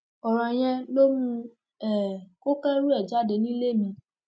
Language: Yoruba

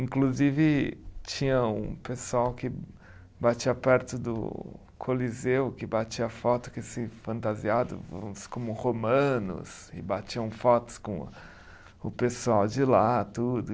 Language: Portuguese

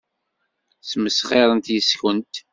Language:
Kabyle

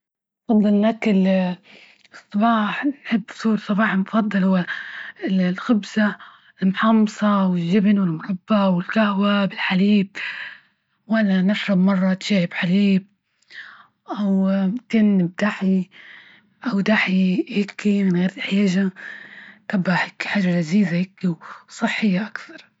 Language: Libyan Arabic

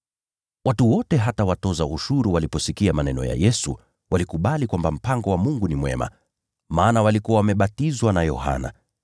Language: Swahili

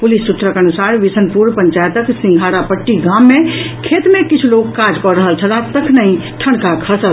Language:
Maithili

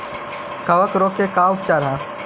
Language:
Magahi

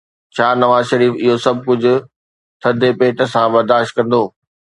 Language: Sindhi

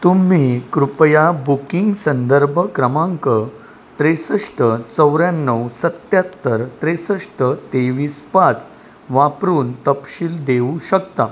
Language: Marathi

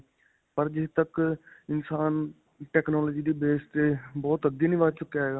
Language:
Punjabi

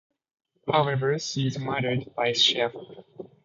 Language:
English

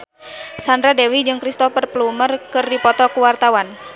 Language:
Sundanese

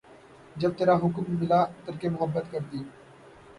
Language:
Urdu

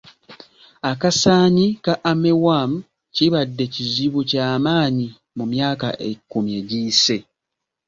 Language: Ganda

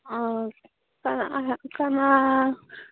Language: Manipuri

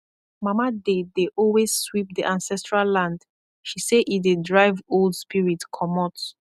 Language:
Nigerian Pidgin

